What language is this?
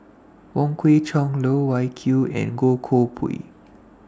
English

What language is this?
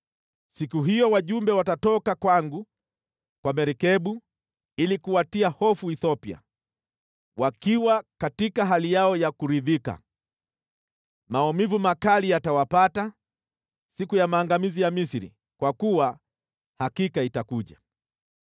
Swahili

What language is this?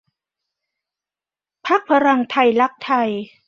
Thai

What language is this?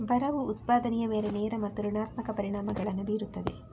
Kannada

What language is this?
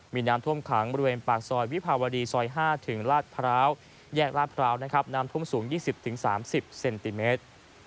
Thai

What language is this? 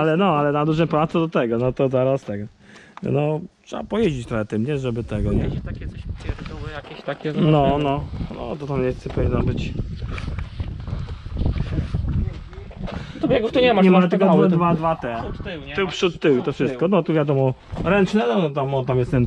Polish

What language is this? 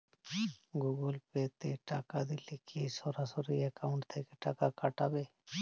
Bangla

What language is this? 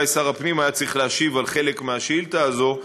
Hebrew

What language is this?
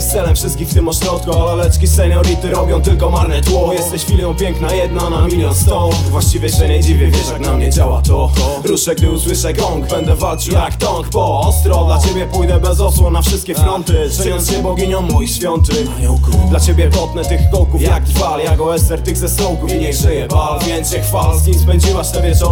Polish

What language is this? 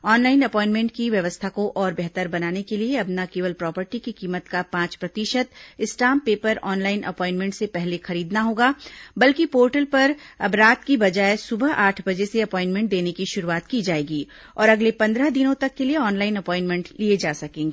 Hindi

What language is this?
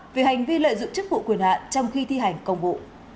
Vietnamese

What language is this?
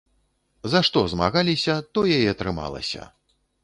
Belarusian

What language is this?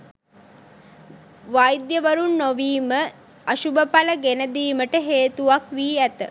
Sinhala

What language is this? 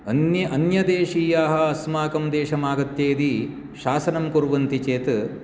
Sanskrit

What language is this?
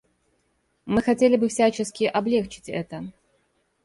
Russian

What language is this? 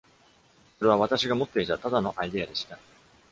Japanese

